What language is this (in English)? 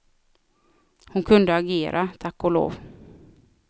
Swedish